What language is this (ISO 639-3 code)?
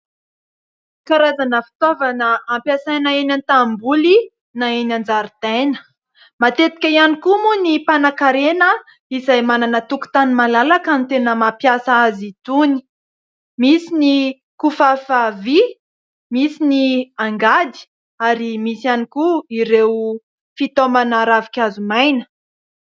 mlg